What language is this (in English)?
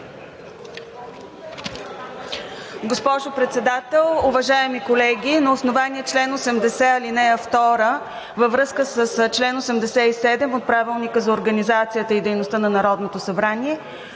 Bulgarian